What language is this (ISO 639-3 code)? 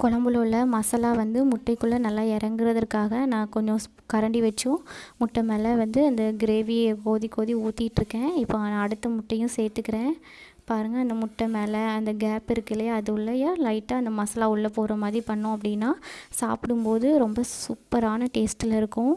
tam